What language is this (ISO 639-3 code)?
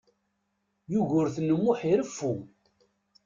kab